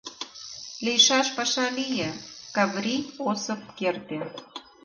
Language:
Mari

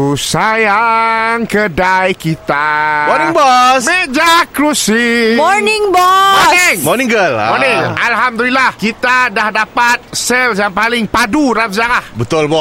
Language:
Malay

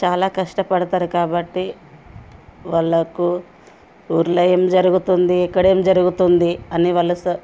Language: Telugu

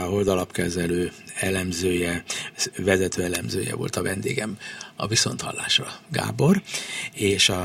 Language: Hungarian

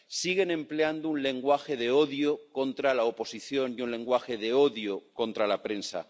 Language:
Spanish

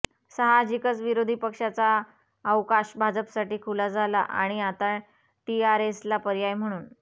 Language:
Marathi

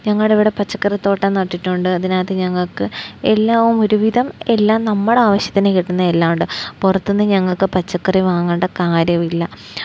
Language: Malayalam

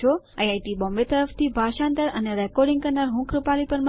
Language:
Gujarati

